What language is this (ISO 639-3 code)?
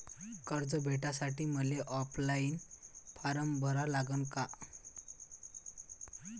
mar